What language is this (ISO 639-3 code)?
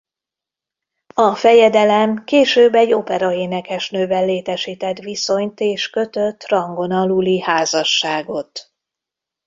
hun